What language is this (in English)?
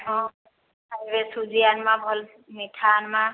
Odia